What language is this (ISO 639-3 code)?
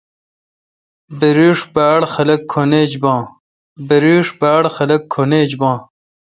xka